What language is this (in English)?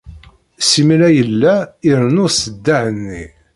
Kabyle